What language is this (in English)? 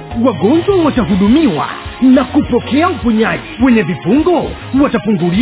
Swahili